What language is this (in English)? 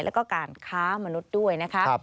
Thai